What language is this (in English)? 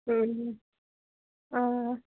Kashmiri